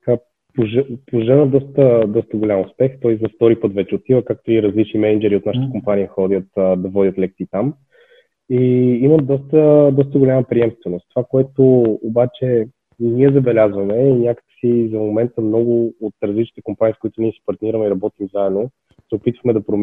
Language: Bulgarian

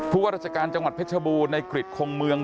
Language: Thai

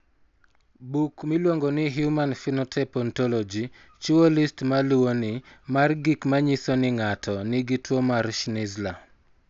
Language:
Luo (Kenya and Tanzania)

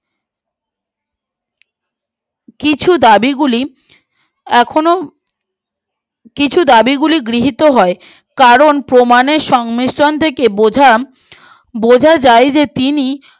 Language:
Bangla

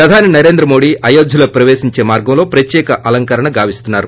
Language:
Telugu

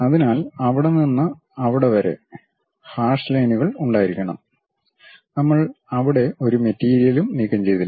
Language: Malayalam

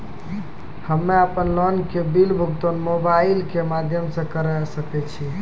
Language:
Maithili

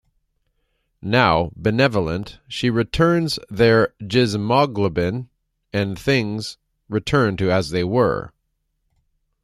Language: English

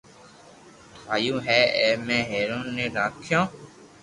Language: Loarki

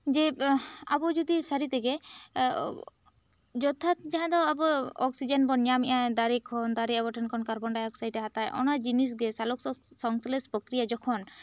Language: Santali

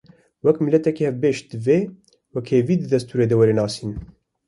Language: Kurdish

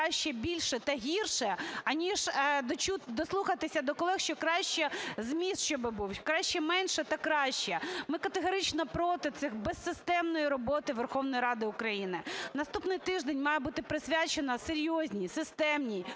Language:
Ukrainian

